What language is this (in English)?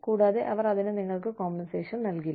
Malayalam